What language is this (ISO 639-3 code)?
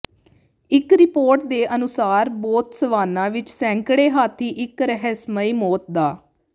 pan